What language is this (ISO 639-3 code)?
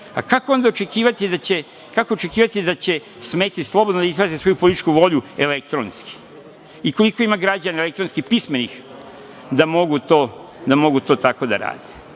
srp